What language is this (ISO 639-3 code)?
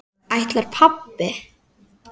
isl